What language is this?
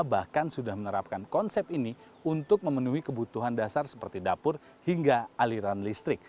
Indonesian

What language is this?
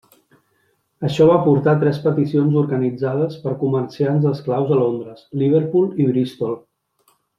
Catalan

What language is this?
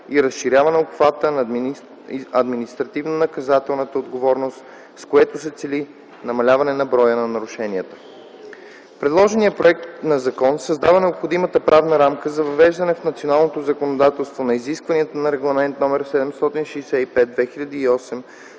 Bulgarian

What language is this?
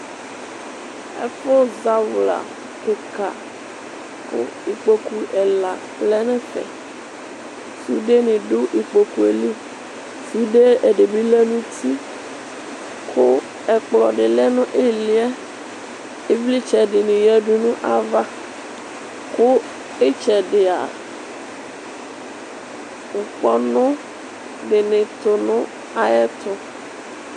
Ikposo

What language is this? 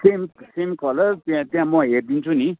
Nepali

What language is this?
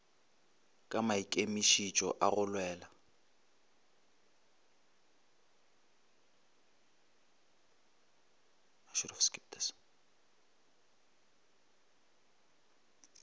Northern Sotho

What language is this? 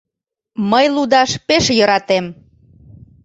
Mari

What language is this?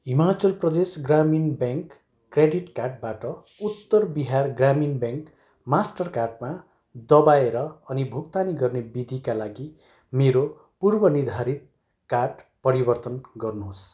Nepali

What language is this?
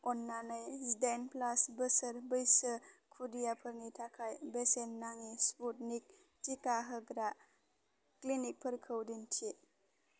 Bodo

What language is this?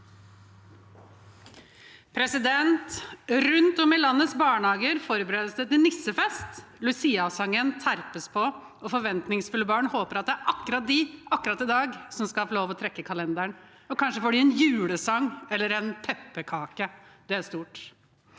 Norwegian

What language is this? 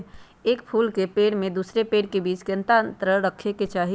Magahi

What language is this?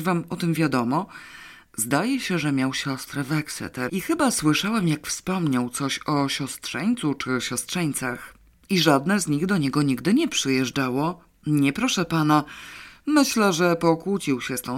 Polish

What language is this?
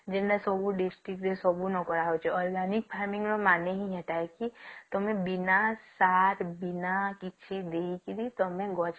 Odia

